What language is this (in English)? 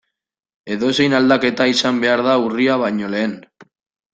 Basque